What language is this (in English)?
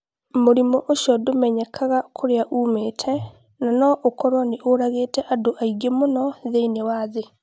Kikuyu